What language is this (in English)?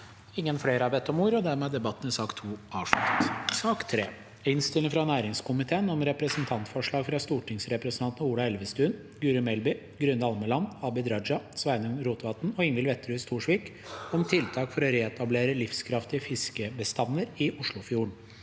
Norwegian